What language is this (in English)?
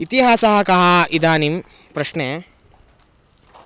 Sanskrit